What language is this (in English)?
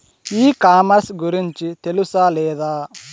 Telugu